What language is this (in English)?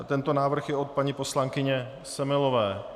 Czech